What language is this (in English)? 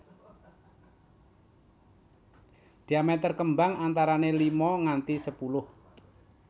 Javanese